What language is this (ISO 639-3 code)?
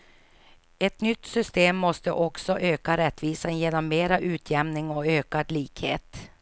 swe